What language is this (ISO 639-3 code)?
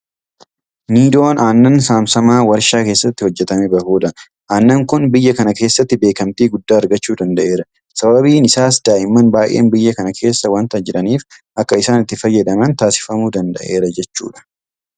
orm